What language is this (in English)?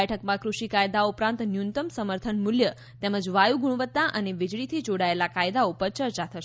Gujarati